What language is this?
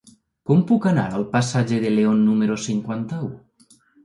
Catalan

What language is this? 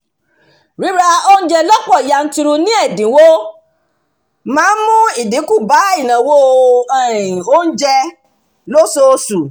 Yoruba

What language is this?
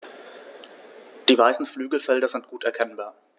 German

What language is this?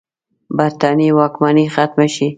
Pashto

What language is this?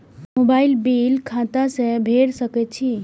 Maithili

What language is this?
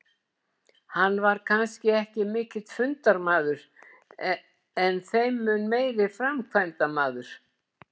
Icelandic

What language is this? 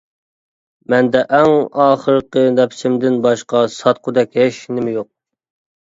Uyghur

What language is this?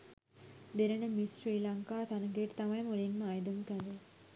Sinhala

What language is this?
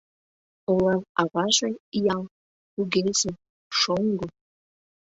Mari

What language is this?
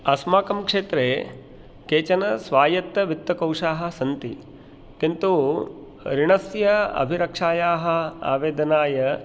Sanskrit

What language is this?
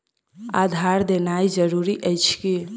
Maithili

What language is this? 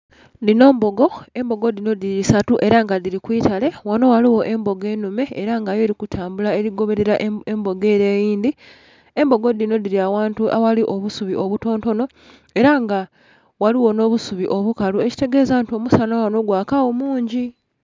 Soga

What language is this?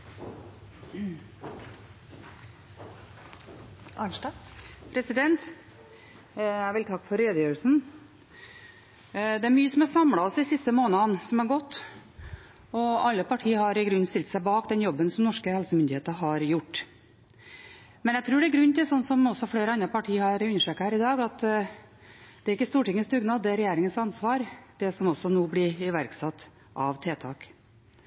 Norwegian Bokmål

